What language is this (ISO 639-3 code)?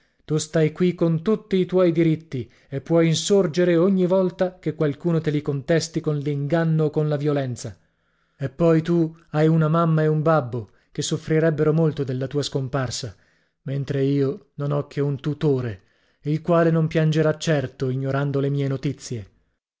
ita